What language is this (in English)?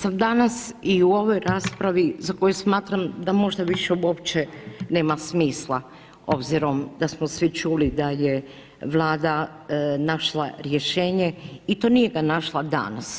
Croatian